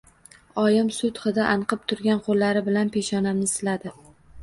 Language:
Uzbek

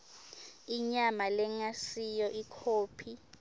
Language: Swati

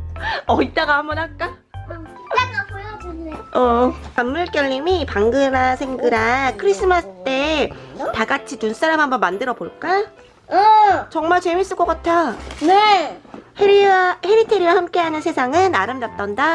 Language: Korean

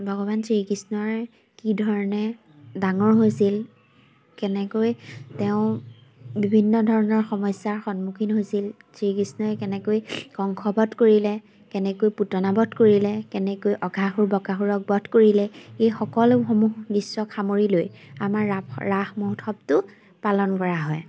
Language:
Assamese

